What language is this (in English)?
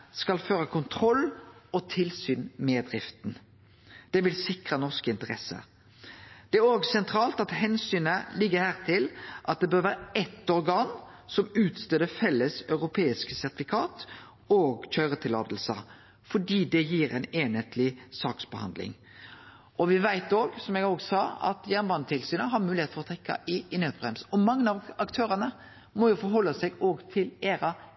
Norwegian Nynorsk